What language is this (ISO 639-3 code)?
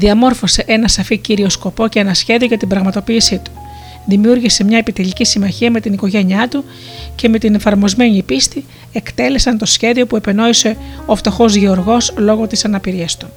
ell